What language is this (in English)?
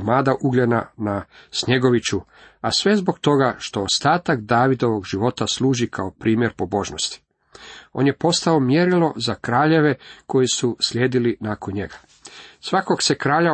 Croatian